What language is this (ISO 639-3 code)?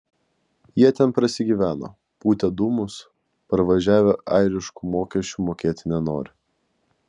lit